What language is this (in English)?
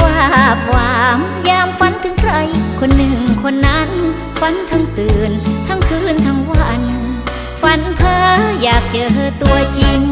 Thai